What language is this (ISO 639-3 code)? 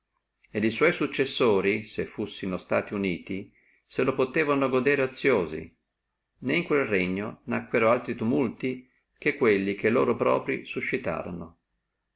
ita